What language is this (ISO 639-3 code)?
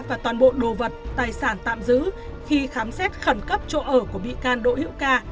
vie